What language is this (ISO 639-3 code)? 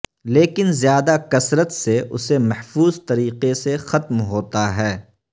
urd